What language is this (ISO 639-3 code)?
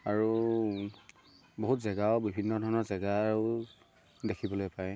asm